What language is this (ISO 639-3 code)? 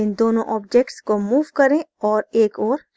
hin